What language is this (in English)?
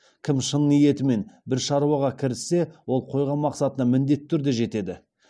Kazakh